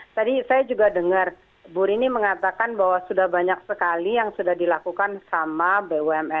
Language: Indonesian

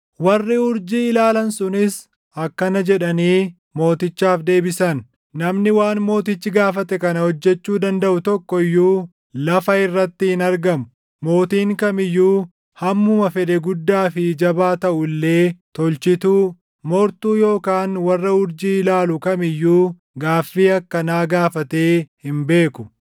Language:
Oromo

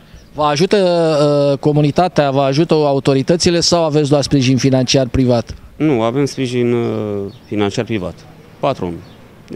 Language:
Romanian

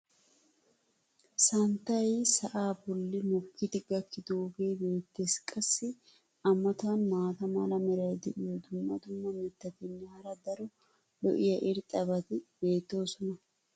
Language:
Wolaytta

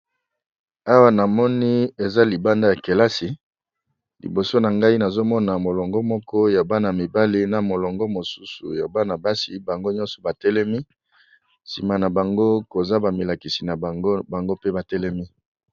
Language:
Lingala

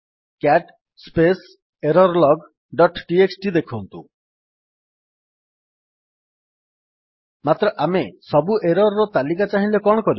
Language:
Odia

